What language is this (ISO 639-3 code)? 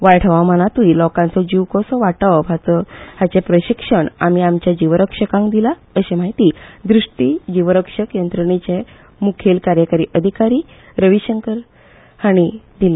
kok